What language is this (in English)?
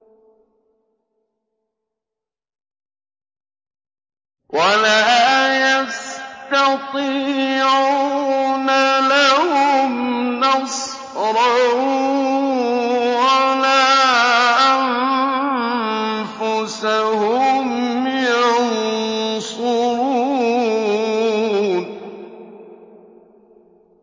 Arabic